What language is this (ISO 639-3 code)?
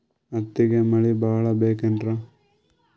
kan